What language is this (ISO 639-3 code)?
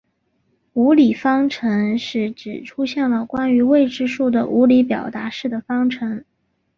zho